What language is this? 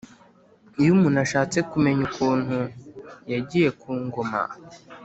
Kinyarwanda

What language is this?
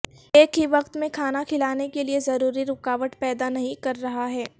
Urdu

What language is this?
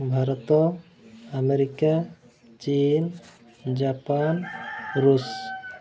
Odia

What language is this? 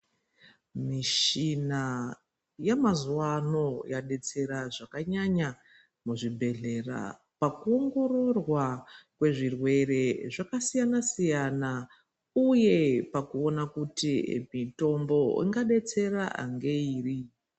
Ndau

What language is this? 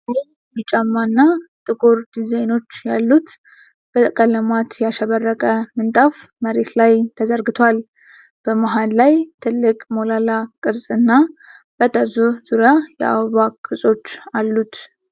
Amharic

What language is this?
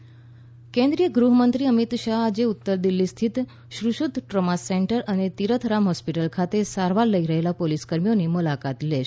Gujarati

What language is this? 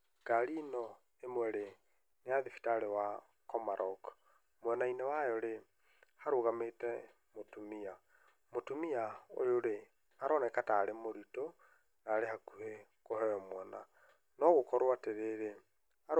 Kikuyu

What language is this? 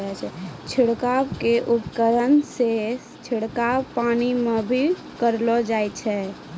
Maithili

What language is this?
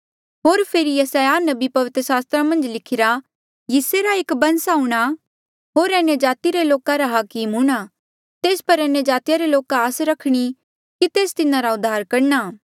Mandeali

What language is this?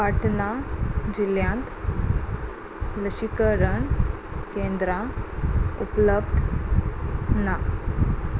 Konkani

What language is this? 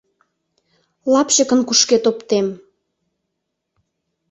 Mari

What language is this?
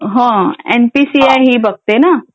Marathi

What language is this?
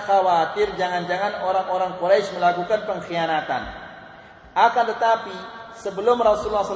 Malay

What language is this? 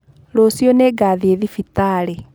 Kikuyu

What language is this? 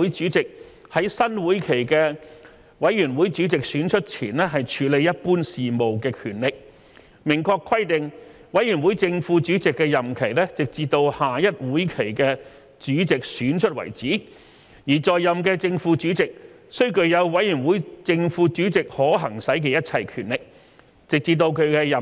Cantonese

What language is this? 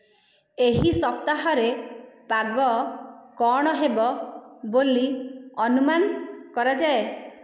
Odia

